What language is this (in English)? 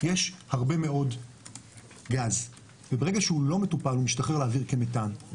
Hebrew